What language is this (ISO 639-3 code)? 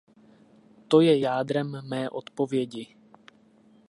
ces